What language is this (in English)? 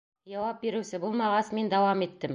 Bashkir